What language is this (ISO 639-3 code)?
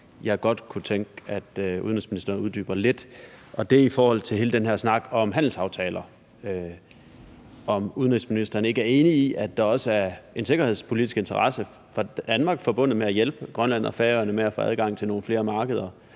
dan